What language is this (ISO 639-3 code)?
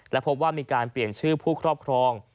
tha